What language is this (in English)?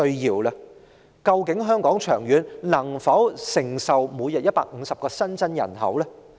Cantonese